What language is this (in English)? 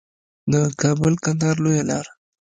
Pashto